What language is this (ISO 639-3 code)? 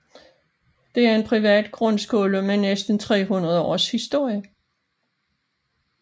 dan